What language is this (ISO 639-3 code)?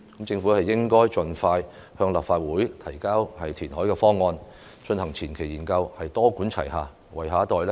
yue